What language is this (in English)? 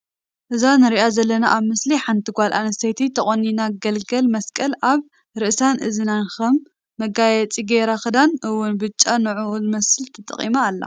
Tigrinya